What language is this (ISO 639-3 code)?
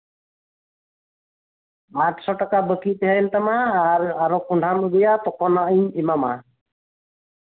sat